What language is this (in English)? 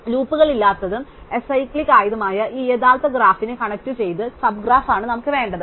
Malayalam